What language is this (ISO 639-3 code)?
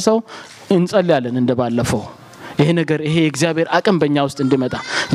amh